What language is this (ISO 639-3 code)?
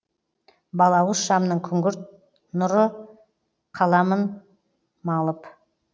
kaz